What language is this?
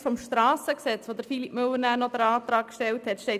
Swiss German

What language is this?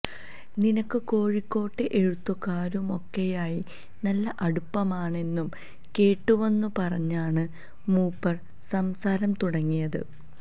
Malayalam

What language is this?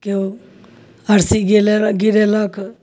Maithili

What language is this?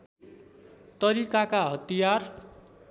Nepali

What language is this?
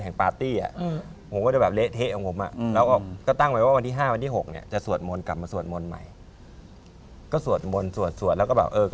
Thai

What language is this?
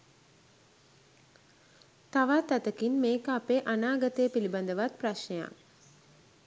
Sinhala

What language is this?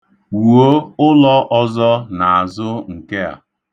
Igbo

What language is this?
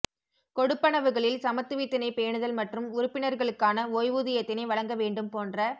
Tamil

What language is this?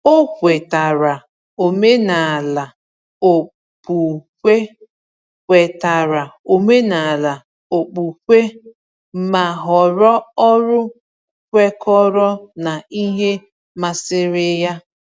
Igbo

